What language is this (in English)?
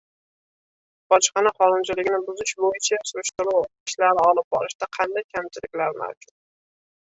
Uzbek